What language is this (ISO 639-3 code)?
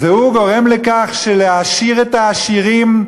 heb